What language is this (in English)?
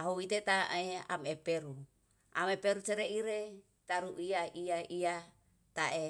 Yalahatan